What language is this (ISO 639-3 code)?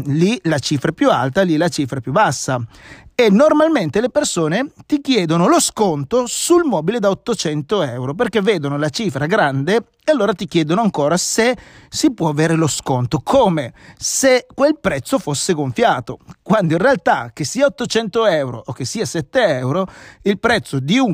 ita